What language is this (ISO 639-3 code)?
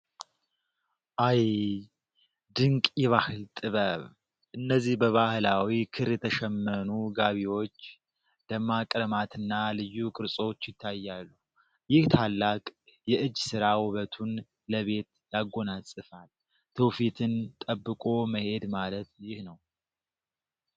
amh